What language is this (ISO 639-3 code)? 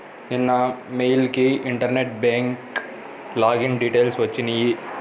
tel